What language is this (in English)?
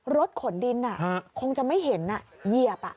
Thai